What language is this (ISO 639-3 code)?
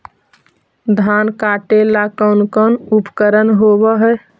mag